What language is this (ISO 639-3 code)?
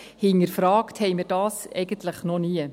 gsw